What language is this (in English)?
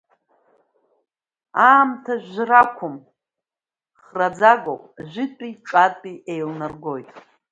Abkhazian